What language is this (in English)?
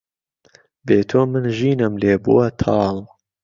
Central Kurdish